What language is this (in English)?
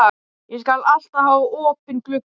Icelandic